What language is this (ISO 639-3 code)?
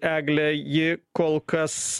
lit